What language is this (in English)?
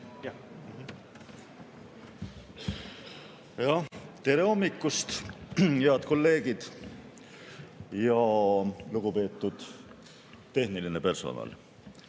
Estonian